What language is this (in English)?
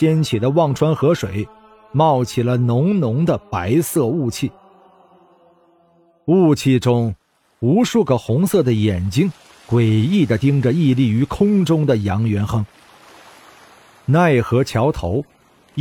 Chinese